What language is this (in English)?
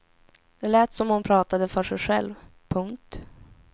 Swedish